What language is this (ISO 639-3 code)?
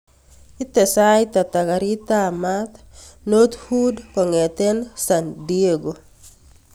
kln